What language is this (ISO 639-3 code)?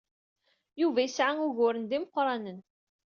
kab